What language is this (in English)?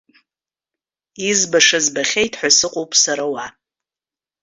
Abkhazian